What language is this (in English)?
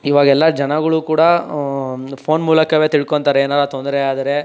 Kannada